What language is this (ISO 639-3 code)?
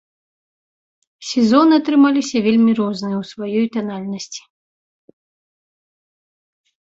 bel